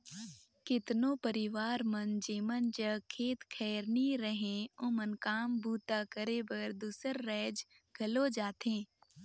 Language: Chhattisgarhi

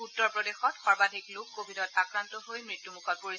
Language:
Assamese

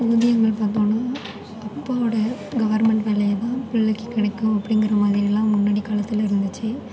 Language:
Tamil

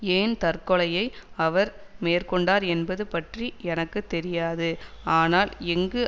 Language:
Tamil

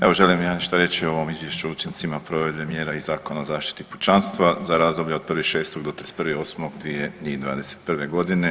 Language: Croatian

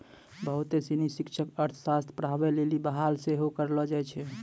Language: Maithili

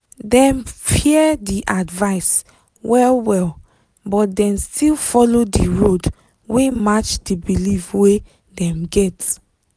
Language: Nigerian Pidgin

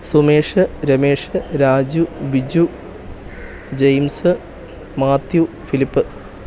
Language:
Malayalam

